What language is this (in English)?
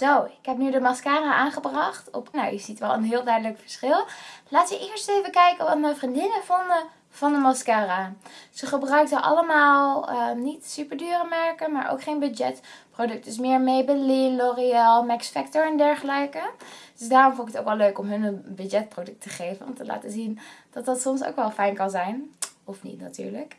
Dutch